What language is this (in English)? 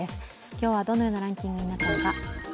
Japanese